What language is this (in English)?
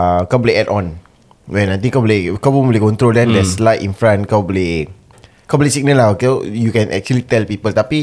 Malay